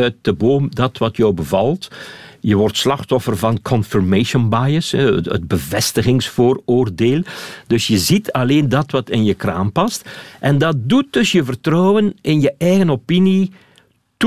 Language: Dutch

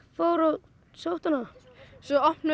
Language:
Icelandic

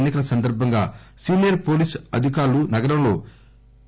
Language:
Telugu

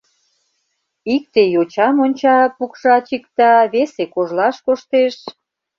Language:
Mari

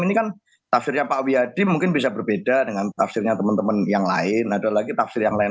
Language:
Indonesian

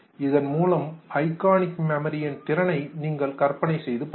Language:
Tamil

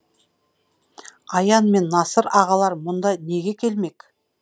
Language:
Kazakh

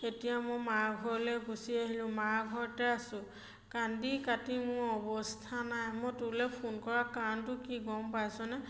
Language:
Assamese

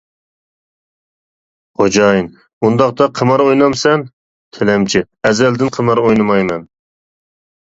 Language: Uyghur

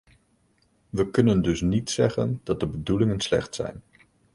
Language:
Dutch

